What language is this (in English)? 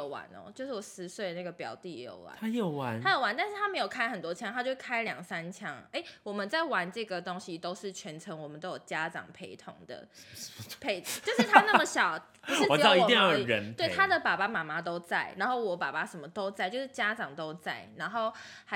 Chinese